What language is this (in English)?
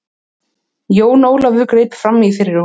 Icelandic